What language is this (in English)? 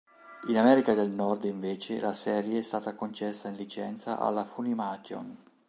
Italian